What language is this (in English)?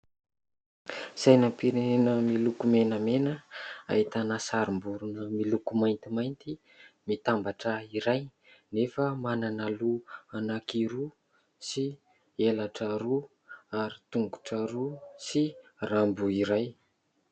Malagasy